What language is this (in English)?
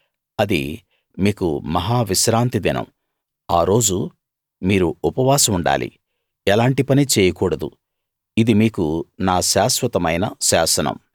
Telugu